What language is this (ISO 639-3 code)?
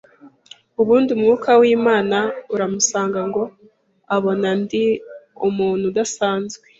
kin